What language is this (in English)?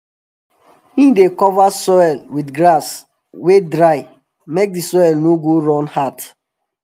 Nigerian Pidgin